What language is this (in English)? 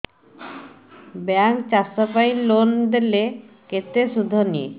Odia